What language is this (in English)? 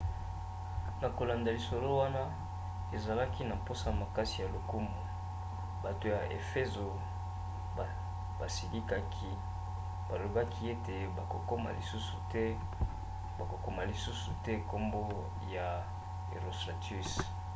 Lingala